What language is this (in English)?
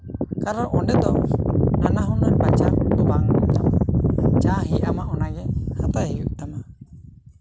Santali